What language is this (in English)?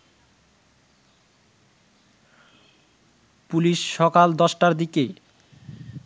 Bangla